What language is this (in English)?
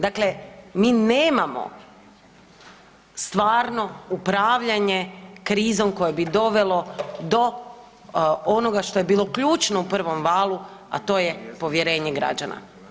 Croatian